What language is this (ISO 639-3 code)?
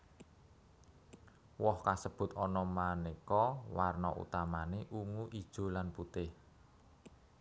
jav